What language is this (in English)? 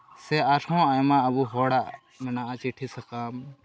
Santali